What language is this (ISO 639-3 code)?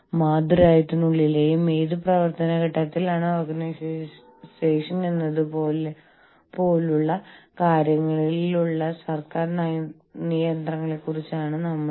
mal